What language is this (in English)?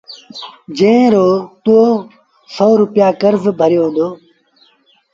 Sindhi Bhil